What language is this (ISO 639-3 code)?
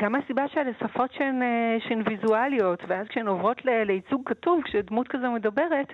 heb